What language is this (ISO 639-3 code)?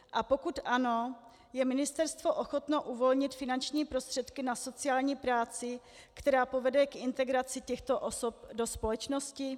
ces